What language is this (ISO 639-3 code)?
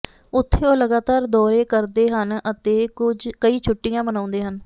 pan